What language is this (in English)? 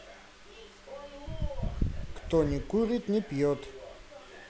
Russian